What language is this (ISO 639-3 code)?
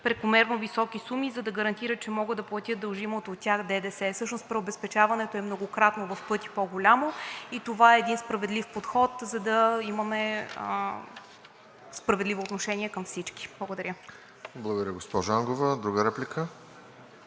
bul